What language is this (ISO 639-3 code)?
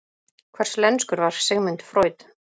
isl